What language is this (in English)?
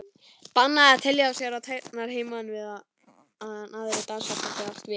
Icelandic